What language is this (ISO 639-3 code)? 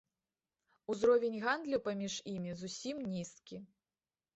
bel